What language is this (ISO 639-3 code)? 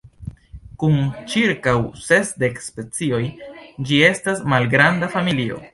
epo